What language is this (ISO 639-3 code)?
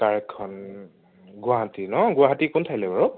asm